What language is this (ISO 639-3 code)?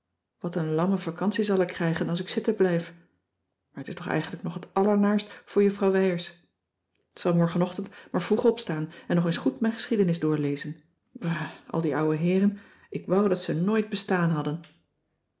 nld